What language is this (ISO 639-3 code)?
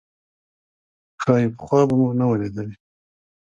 pus